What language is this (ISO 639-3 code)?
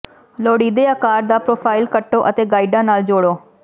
pan